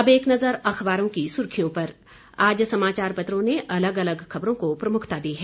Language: Hindi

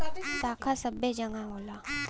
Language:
Bhojpuri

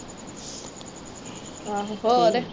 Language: Punjabi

